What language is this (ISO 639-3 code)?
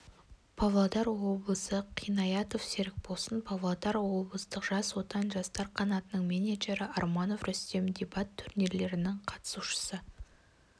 kaz